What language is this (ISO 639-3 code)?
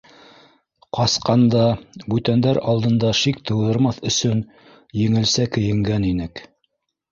bak